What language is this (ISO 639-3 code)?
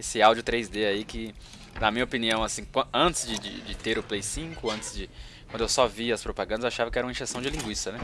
por